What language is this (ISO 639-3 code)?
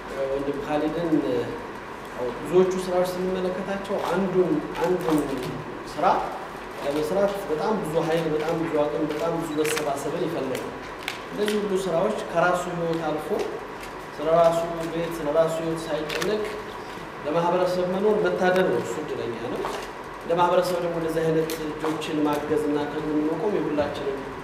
ara